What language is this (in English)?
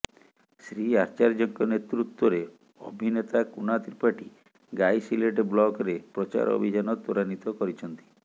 Odia